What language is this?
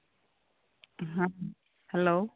Santali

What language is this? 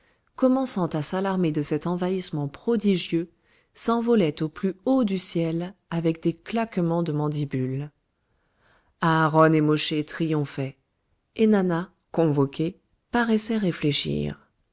French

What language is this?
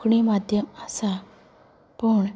Konkani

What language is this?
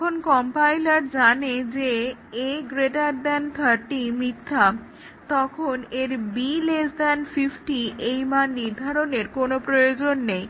Bangla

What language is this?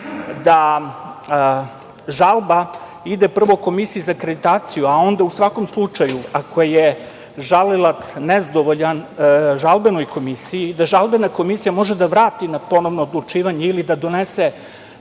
Serbian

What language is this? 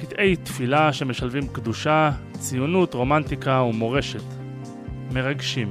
Hebrew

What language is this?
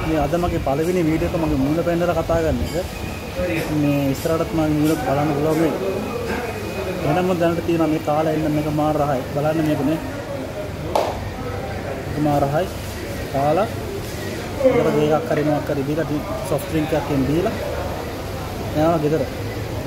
Arabic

